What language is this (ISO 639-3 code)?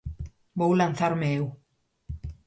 glg